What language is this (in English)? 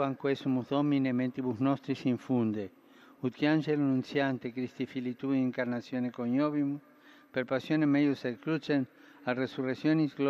Italian